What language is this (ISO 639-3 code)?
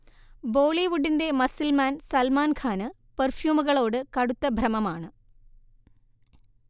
mal